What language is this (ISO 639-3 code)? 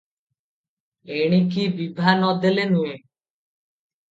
ori